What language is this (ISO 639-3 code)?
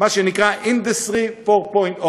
heb